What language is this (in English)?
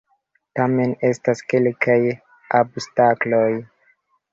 Esperanto